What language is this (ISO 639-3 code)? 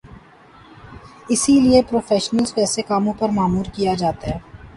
urd